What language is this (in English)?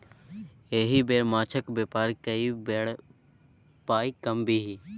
Maithili